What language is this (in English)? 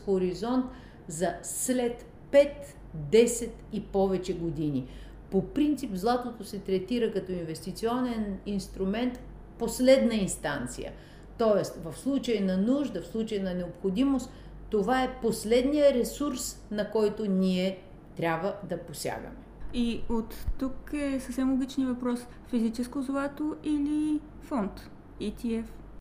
Bulgarian